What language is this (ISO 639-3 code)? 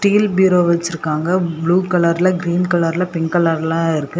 tam